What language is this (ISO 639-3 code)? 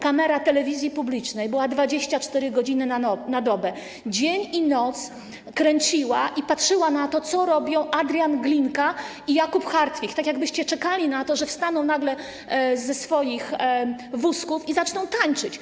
pol